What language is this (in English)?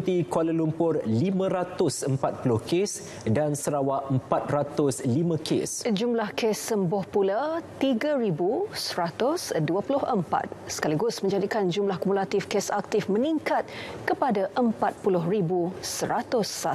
French